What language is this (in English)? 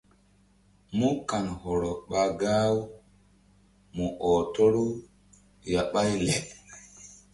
Mbum